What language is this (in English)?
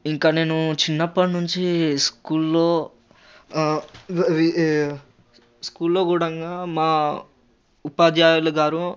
Telugu